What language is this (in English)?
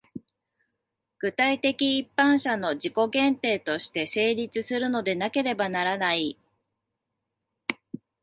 Japanese